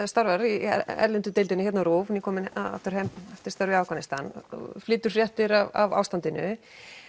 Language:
Icelandic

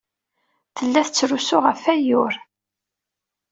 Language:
Kabyle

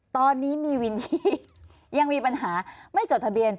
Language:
Thai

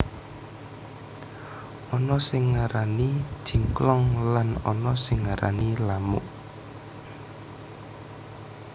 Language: Javanese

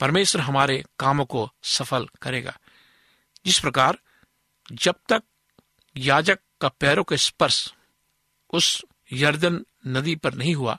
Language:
Hindi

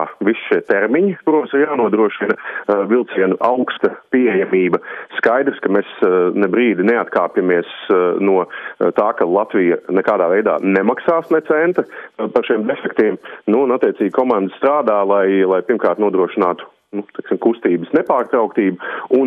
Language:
Latvian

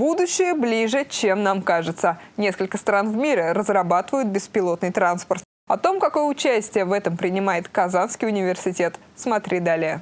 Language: Russian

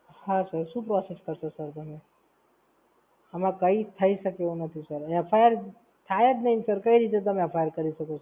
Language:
Gujarati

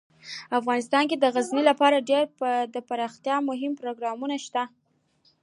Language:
Pashto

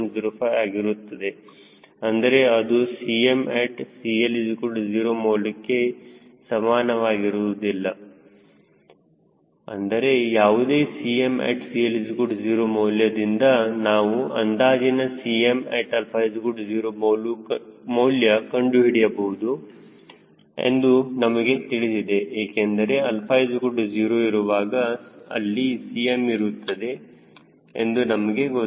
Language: Kannada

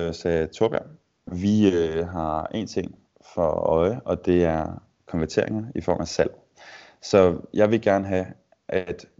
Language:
Danish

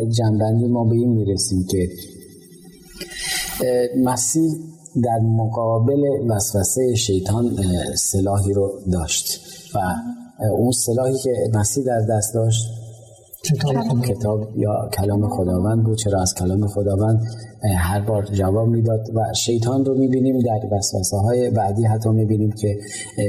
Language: Persian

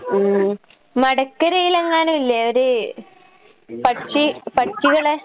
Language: Malayalam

